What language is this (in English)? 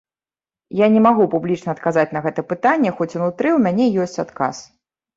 Belarusian